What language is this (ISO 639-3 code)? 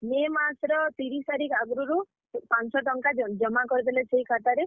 ori